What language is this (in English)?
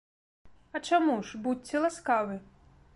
Belarusian